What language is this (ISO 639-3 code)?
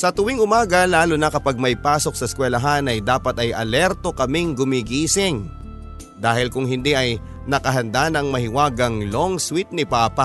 fil